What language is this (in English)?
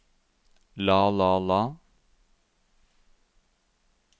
Norwegian